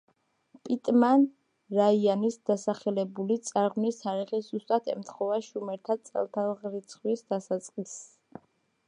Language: Georgian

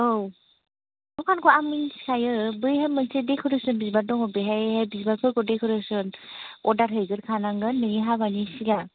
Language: Bodo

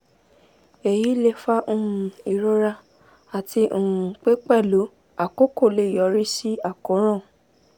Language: Yoruba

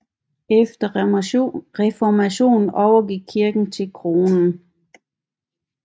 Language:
Danish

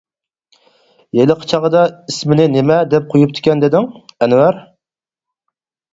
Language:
Uyghur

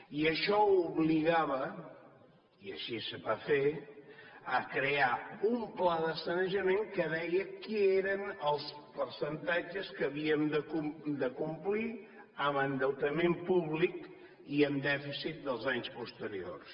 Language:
Catalan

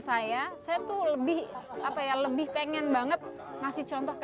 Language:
Indonesian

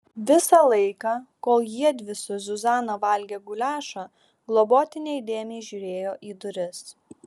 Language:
Lithuanian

